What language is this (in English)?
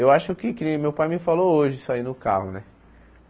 Portuguese